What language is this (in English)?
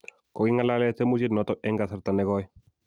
Kalenjin